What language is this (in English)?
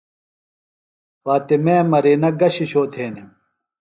Phalura